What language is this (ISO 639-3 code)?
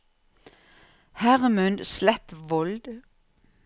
nor